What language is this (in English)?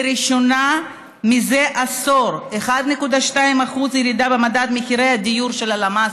Hebrew